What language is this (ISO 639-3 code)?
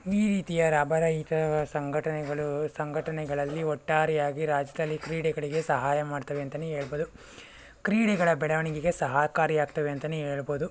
kan